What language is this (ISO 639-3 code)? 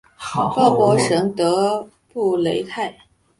zho